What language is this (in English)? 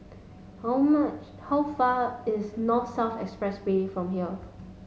English